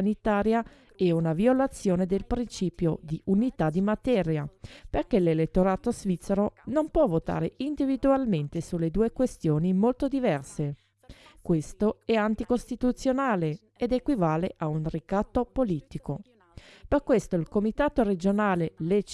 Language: Italian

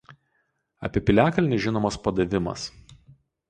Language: Lithuanian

